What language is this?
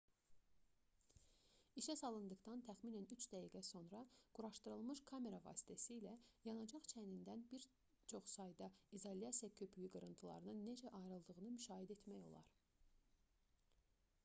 Azerbaijani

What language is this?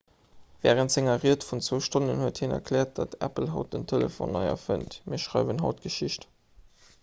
Luxembourgish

